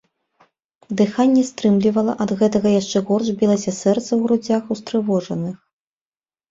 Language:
Belarusian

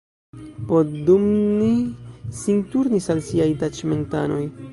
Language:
Esperanto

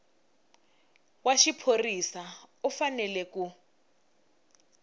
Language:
Tsonga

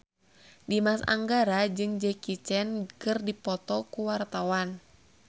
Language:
Sundanese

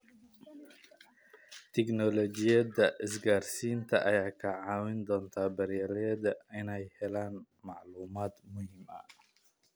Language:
Somali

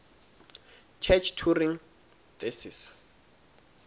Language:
Swati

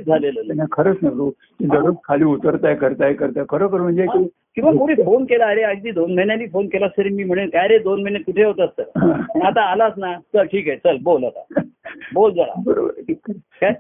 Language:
Marathi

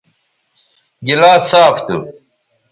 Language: Bateri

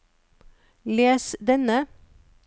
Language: Norwegian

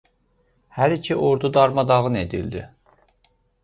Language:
Azerbaijani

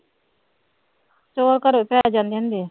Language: Punjabi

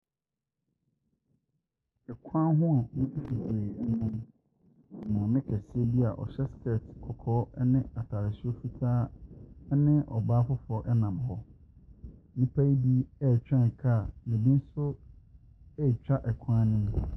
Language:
Akan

